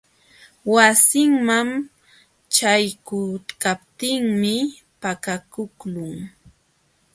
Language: Jauja Wanca Quechua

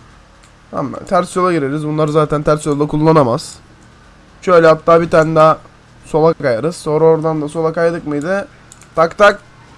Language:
Turkish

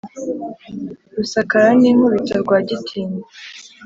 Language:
Kinyarwanda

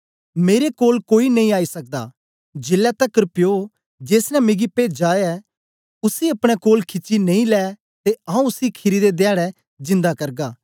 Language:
Dogri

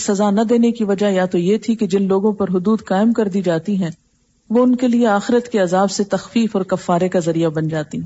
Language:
Urdu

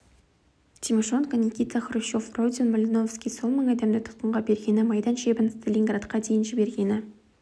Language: Kazakh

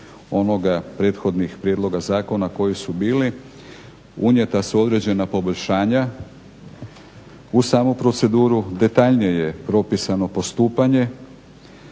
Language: Croatian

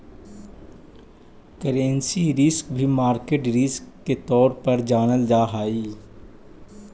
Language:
Magahi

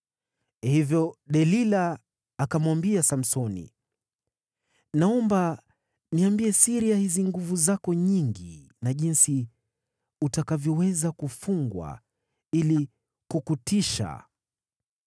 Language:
Swahili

